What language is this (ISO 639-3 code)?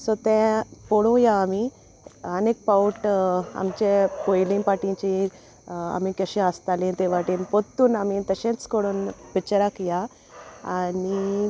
kok